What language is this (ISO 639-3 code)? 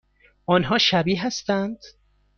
fas